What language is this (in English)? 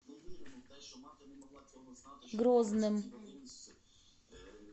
Russian